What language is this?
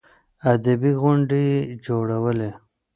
Pashto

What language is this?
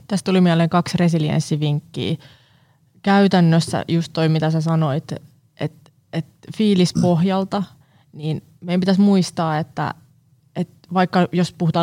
Finnish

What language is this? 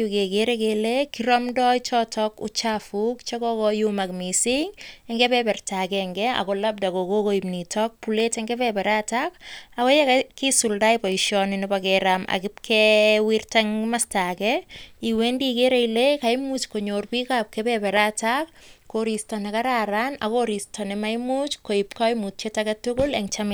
Kalenjin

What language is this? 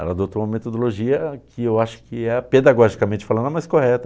Portuguese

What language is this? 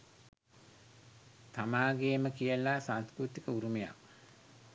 Sinhala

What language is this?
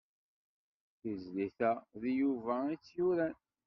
Kabyle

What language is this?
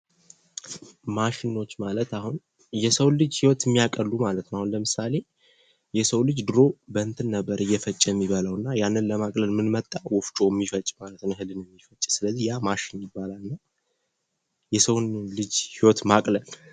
Amharic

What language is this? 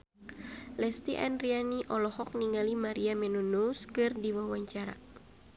Sundanese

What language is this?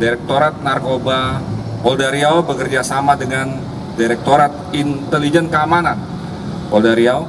Indonesian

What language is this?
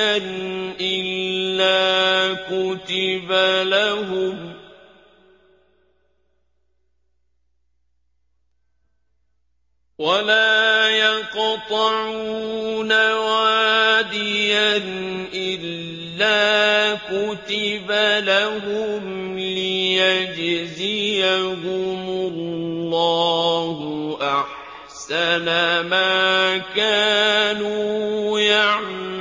Arabic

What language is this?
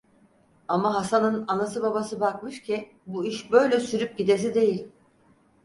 Turkish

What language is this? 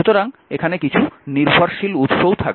Bangla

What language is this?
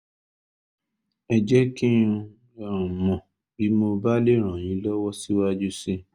Yoruba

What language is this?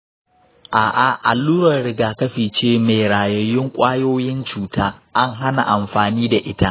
Hausa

